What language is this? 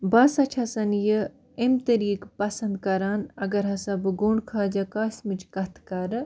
Kashmiri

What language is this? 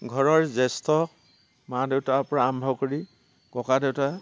Assamese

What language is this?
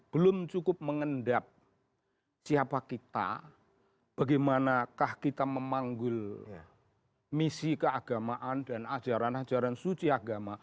Indonesian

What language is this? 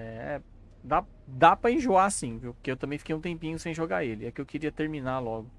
Portuguese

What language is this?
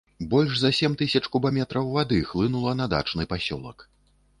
Belarusian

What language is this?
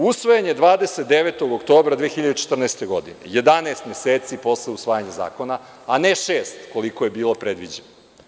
Serbian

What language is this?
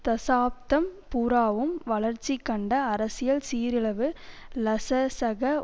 Tamil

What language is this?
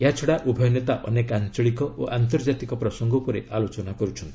Odia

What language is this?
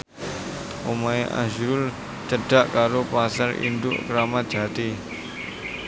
Javanese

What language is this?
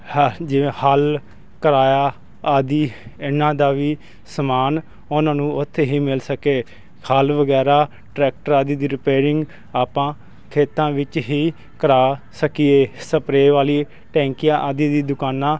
Punjabi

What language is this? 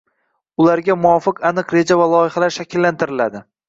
Uzbek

